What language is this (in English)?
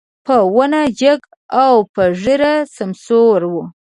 Pashto